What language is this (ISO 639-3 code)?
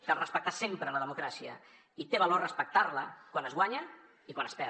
cat